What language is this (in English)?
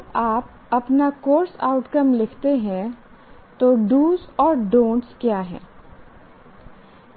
Hindi